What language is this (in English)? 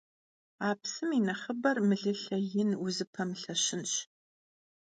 Kabardian